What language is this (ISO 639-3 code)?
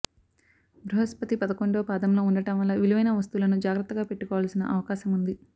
tel